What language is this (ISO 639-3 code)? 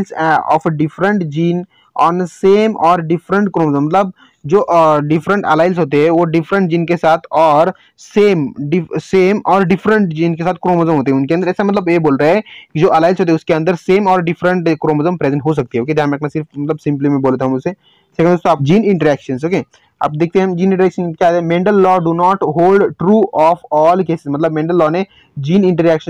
hin